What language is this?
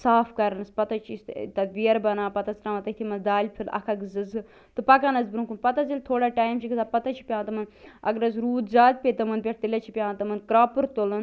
Kashmiri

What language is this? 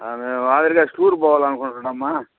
Telugu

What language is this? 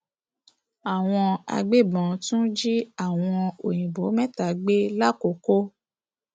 Yoruba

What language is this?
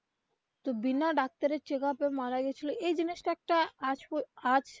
Bangla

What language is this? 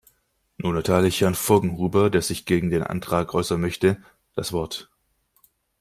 German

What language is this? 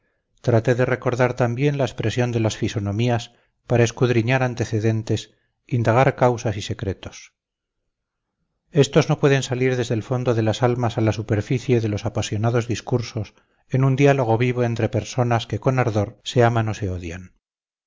Spanish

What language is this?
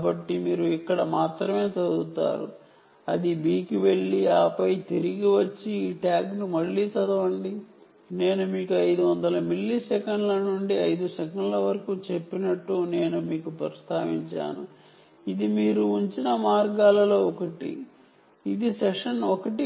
Telugu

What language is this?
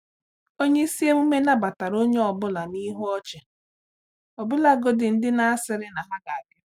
Igbo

